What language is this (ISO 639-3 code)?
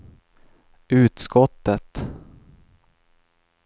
swe